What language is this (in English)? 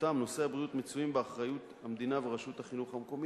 Hebrew